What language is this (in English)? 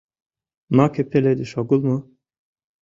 Mari